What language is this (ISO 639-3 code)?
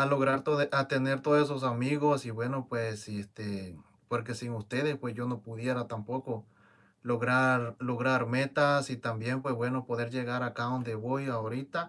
spa